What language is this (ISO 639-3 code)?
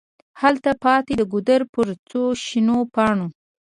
pus